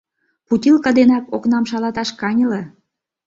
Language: Mari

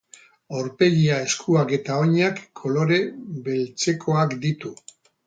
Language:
Basque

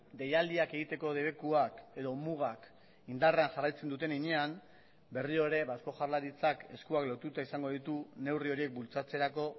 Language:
Basque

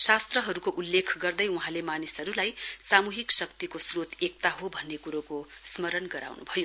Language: Nepali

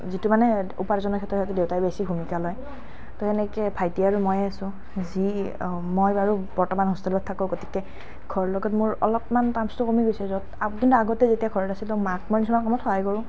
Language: Assamese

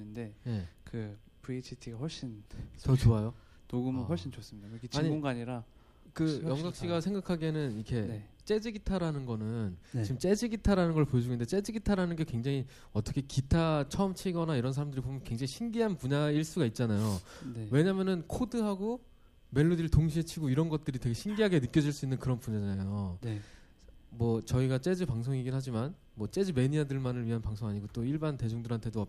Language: Korean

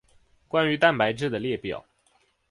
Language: Chinese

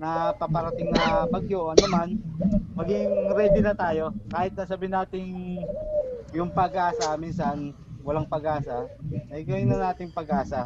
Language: Filipino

